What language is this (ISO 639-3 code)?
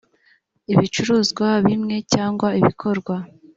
kin